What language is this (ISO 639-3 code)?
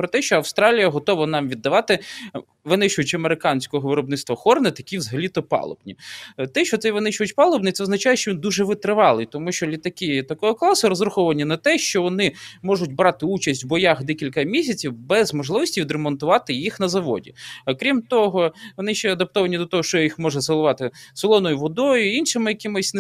ukr